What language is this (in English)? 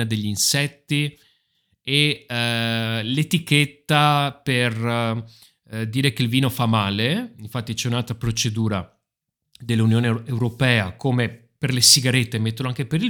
Italian